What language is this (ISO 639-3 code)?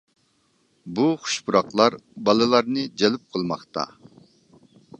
uig